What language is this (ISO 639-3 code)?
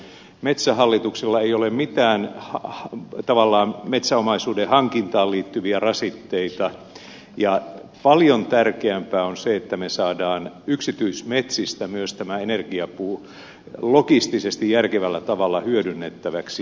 fin